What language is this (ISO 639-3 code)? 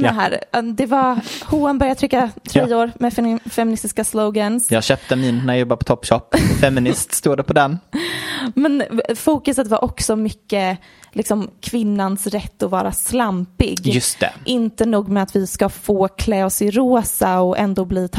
swe